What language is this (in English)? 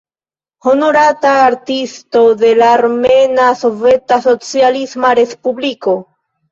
Esperanto